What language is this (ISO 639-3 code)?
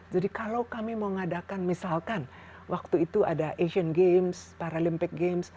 ind